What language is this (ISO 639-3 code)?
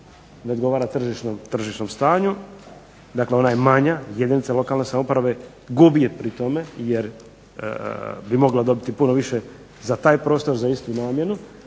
hrv